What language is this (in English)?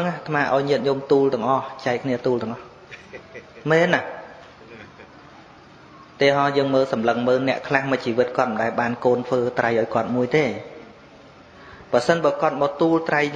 Vietnamese